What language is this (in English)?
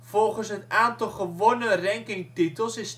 Dutch